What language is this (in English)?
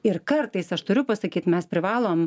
Lithuanian